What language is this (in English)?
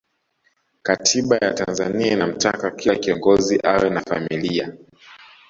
Swahili